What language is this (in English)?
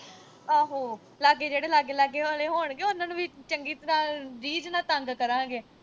Punjabi